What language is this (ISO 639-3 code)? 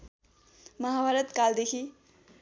nep